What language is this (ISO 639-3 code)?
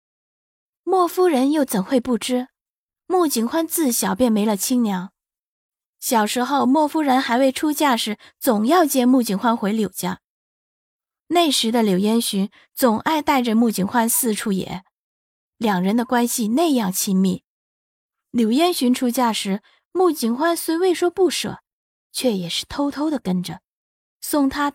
zho